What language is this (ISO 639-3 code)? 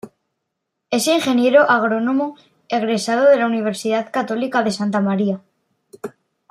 spa